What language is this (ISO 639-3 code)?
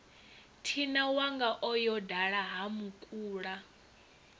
ven